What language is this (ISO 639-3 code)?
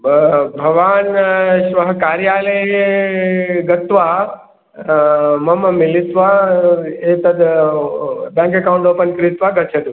san